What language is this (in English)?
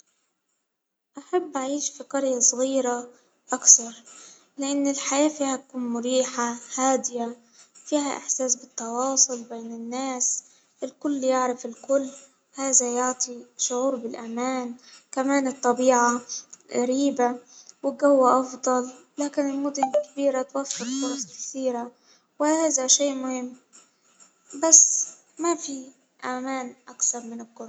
Hijazi Arabic